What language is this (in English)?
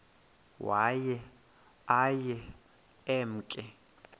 Xhosa